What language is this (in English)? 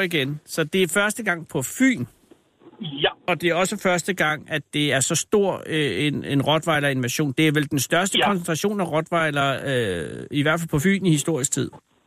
Danish